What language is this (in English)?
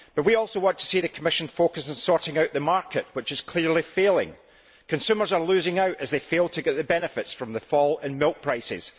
English